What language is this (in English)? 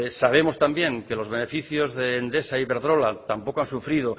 Spanish